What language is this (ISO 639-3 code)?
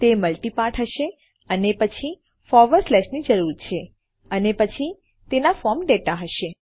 guj